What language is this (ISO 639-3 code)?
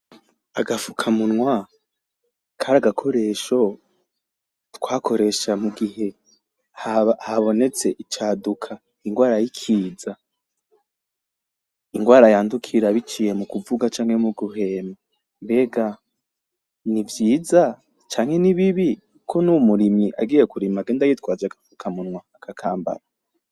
run